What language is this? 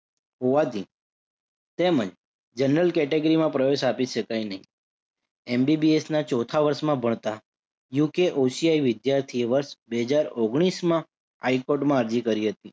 Gujarati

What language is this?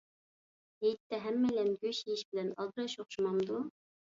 Uyghur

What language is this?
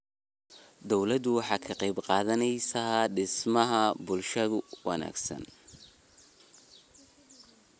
Somali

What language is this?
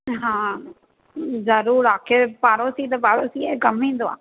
Sindhi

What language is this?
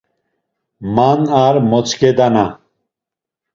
Laz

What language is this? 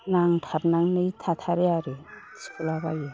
Bodo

